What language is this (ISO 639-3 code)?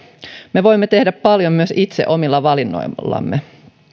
fin